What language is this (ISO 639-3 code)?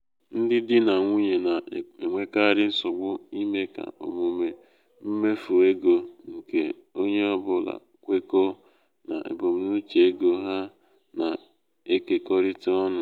ibo